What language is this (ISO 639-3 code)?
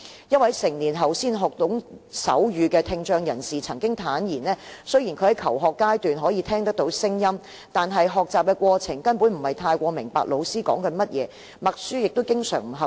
yue